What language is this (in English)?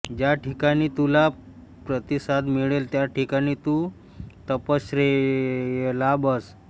Marathi